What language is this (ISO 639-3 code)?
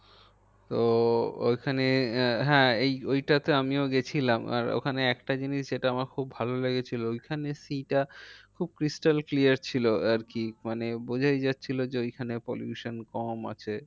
ben